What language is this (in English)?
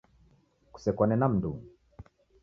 Taita